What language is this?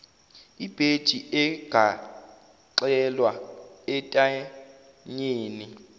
Zulu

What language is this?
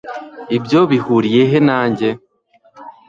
Kinyarwanda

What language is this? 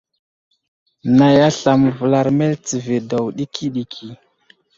Wuzlam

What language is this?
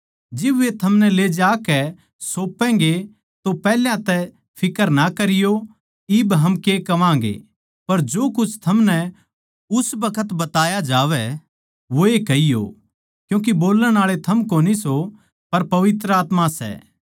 Haryanvi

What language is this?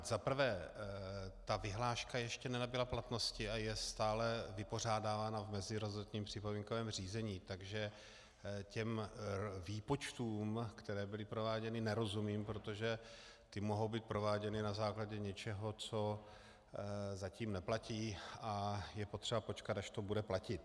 Czech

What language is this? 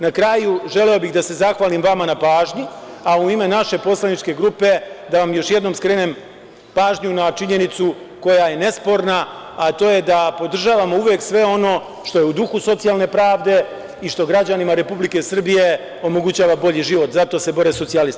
Serbian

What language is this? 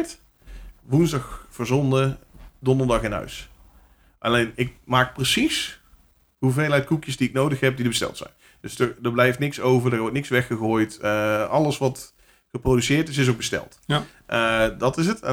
Dutch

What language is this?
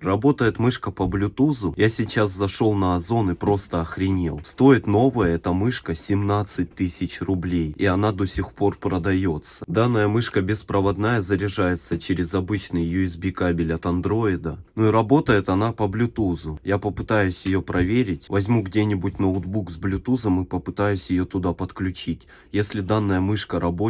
Russian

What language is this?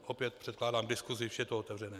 Czech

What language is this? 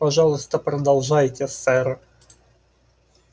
Russian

